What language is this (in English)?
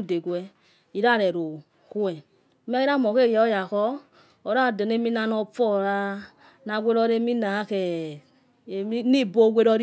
Yekhee